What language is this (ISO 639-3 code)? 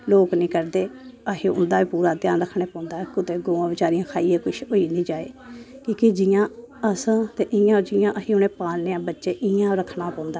doi